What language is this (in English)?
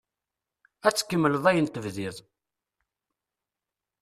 Kabyle